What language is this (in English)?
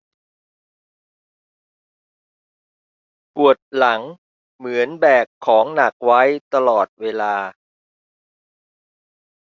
Thai